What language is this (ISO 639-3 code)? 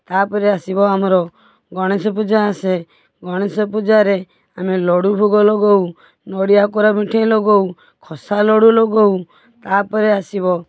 ori